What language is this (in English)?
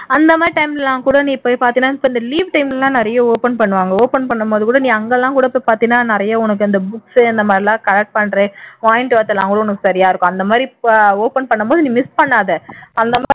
Tamil